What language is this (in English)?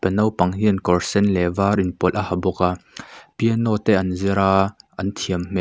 Mizo